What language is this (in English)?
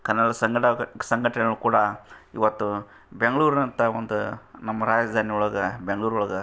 Kannada